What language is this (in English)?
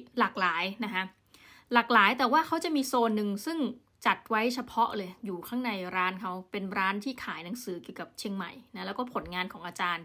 Thai